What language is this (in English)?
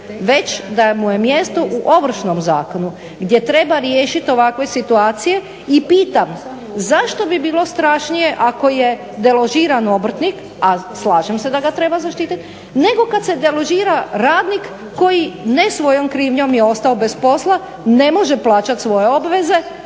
Croatian